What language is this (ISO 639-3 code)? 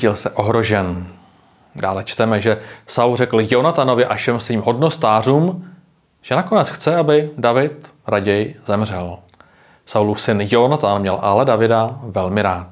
ces